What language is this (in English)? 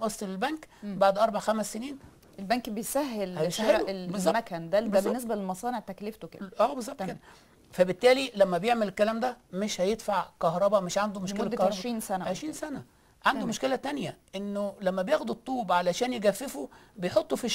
Arabic